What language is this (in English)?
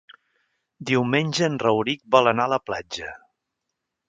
Catalan